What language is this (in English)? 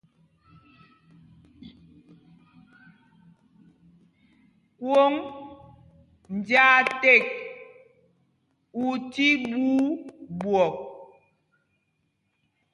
Mpumpong